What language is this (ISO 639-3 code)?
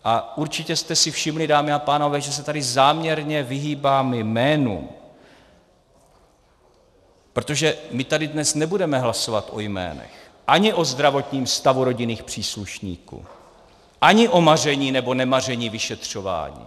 ces